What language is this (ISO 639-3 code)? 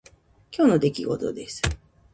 jpn